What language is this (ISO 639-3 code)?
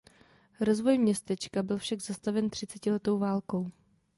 ces